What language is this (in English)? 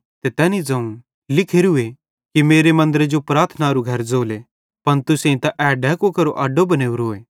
Bhadrawahi